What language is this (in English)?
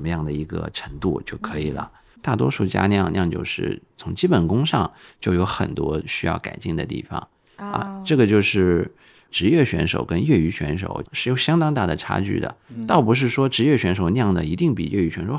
Chinese